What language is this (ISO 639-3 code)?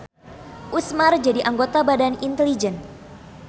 sun